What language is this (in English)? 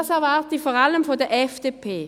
Swiss German